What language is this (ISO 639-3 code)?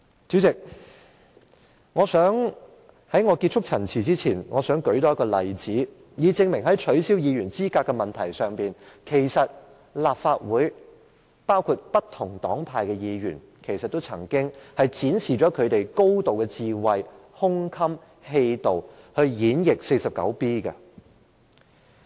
yue